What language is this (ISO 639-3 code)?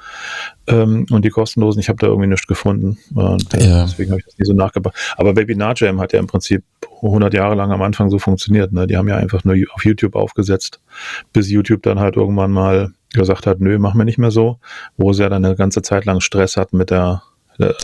deu